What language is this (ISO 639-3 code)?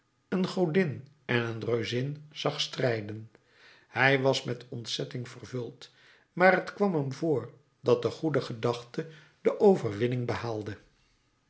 nld